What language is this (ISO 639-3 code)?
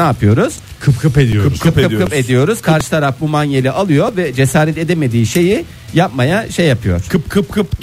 tur